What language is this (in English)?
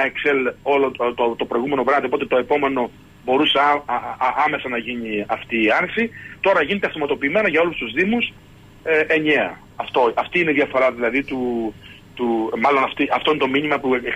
Greek